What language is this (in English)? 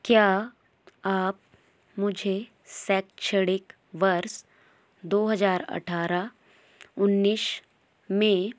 Hindi